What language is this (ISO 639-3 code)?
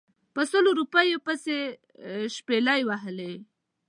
pus